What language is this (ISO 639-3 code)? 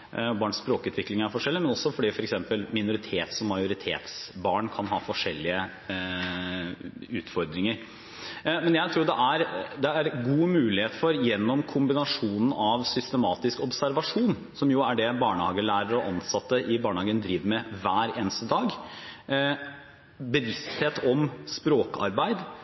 nob